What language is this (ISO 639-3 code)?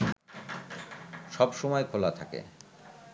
ben